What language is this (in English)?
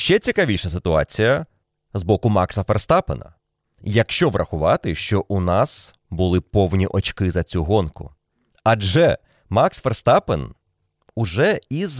Ukrainian